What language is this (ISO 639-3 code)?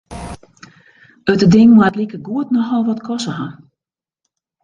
fry